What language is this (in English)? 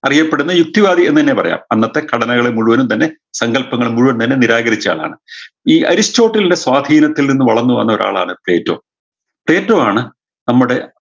Malayalam